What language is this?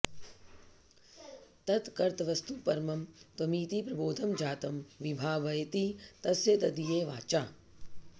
Sanskrit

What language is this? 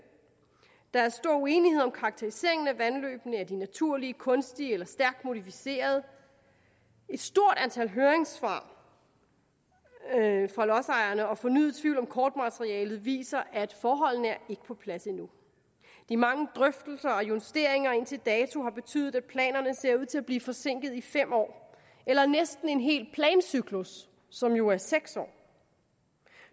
Danish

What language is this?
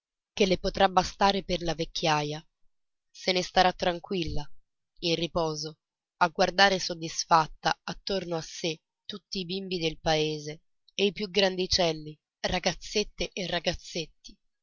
Italian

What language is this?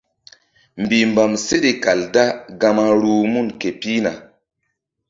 Mbum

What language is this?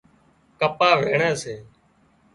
Wadiyara Koli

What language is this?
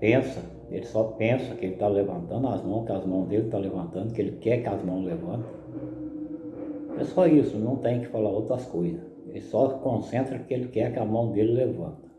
Portuguese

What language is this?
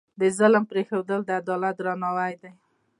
Pashto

